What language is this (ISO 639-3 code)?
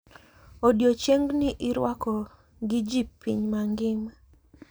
luo